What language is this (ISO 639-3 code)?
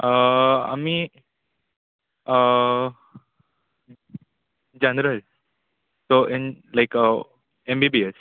kok